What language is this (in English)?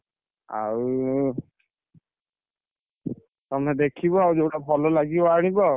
Odia